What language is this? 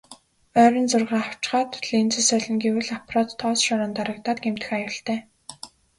Mongolian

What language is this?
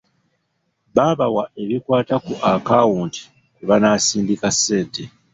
Ganda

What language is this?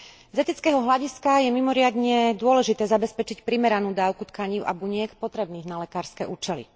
Slovak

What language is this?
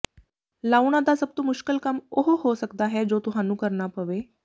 Punjabi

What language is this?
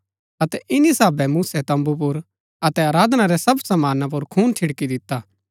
Gaddi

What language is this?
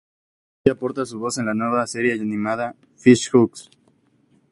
Spanish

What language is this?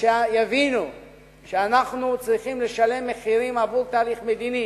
Hebrew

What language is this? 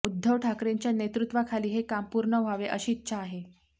Marathi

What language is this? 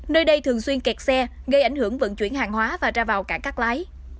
Vietnamese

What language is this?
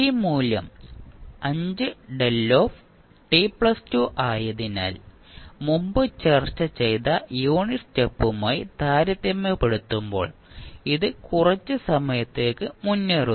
Malayalam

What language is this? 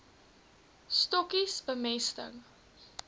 Afrikaans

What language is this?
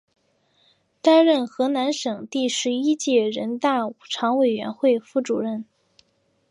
Chinese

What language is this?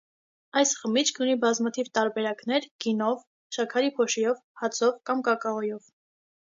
Armenian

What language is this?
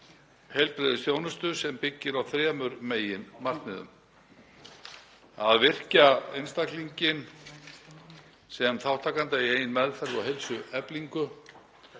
Icelandic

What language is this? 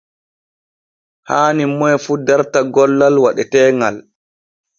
Borgu Fulfulde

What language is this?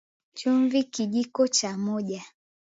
Swahili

